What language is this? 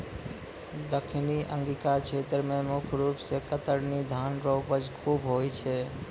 Maithili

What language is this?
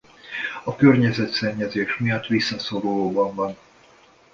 Hungarian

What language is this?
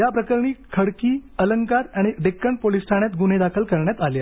Marathi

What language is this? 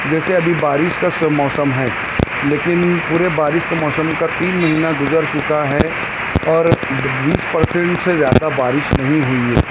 Urdu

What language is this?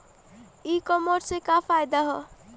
Bhojpuri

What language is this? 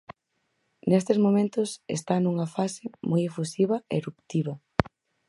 Galician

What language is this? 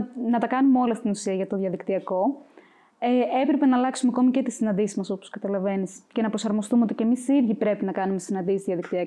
Greek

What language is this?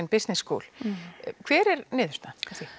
Icelandic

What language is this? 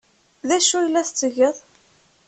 Kabyle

